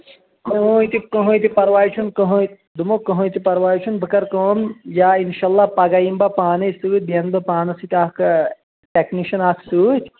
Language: Kashmiri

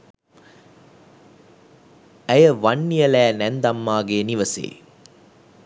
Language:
Sinhala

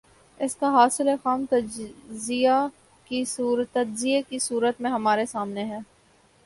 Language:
Urdu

